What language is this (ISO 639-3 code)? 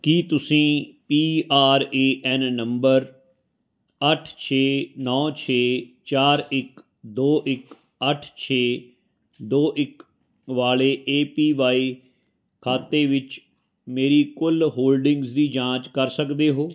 pan